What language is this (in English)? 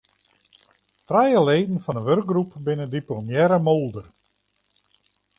Western Frisian